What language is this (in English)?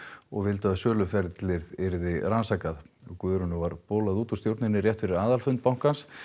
Icelandic